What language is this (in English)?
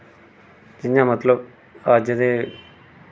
Dogri